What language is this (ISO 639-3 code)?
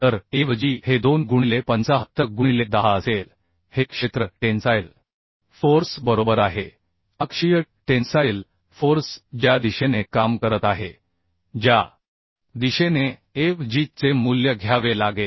mar